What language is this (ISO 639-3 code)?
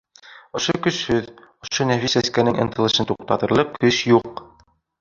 bak